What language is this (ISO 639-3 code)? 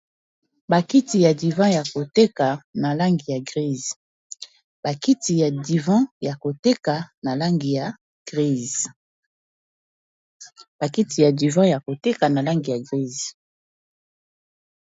lin